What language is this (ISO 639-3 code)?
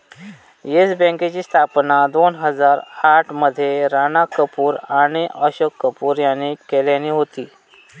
mar